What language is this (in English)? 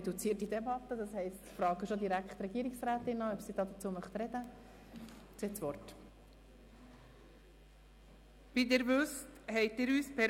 Swiss German